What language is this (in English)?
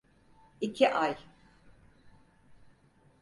Turkish